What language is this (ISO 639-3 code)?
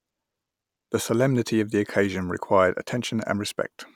eng